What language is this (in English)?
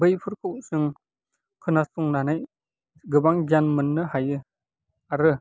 Bodo